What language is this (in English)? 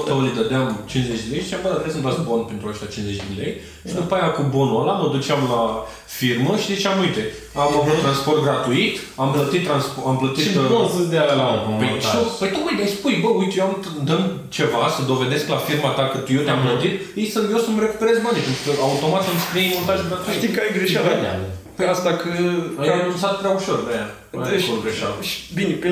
Romanian